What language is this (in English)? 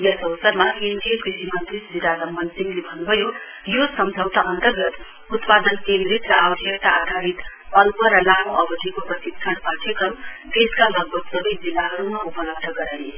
Nepali